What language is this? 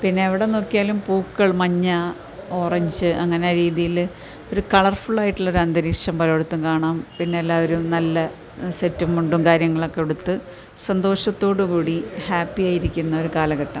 Malayalam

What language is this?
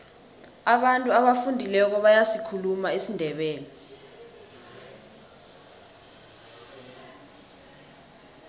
South Ndebele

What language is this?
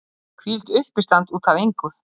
Icelandic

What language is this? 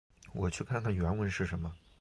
Chinese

